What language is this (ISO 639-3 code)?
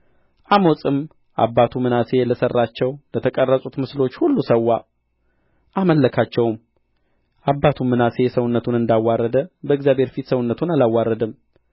amh